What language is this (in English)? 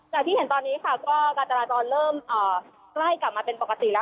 Thai